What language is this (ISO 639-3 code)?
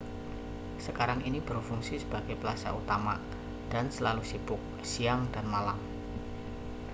ind